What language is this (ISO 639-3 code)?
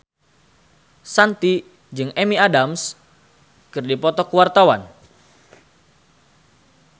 sun